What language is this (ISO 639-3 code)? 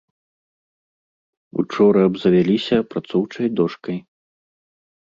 bel